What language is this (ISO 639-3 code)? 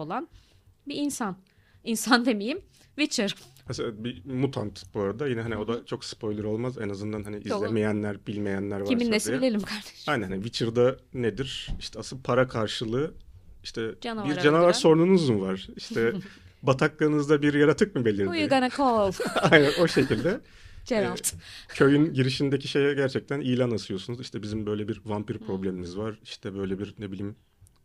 tur